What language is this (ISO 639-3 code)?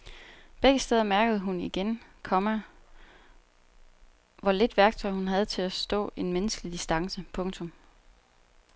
dan